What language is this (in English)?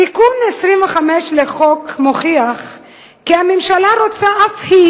Hebrew